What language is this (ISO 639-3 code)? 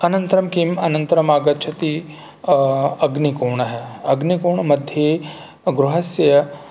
san